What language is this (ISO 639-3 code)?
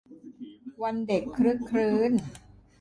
tha